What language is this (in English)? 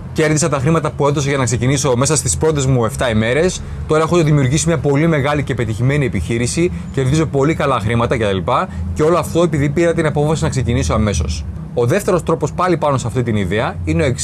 Greek